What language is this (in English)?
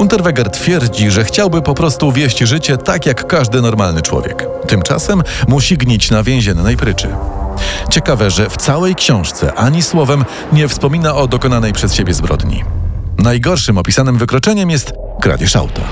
Polish